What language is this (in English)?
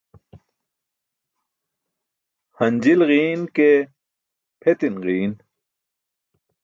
Burushaski